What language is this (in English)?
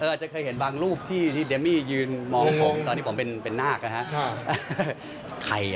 Thai